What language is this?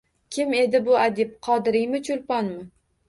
Uzbek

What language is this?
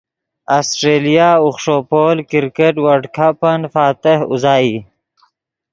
Yidgha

